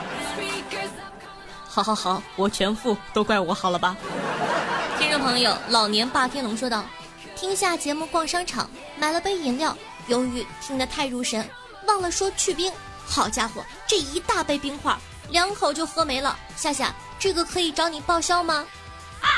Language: Chinese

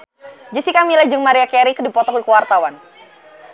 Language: Sundanese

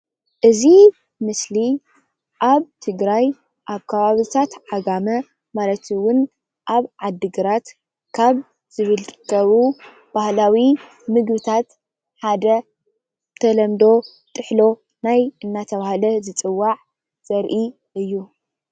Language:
Tigrinya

